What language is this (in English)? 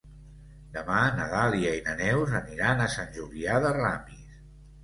Catalan